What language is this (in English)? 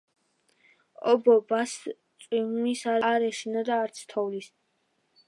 Georgian